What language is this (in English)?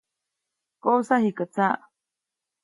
Copainalá Zoque